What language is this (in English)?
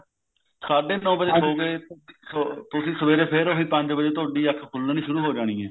Punjabi